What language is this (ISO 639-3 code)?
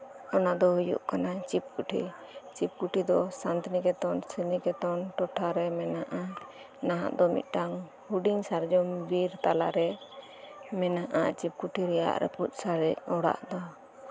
sat